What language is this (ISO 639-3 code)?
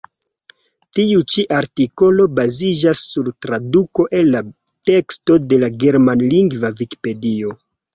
epo